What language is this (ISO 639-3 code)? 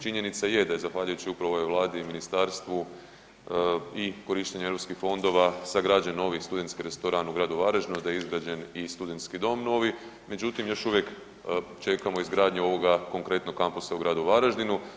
hrv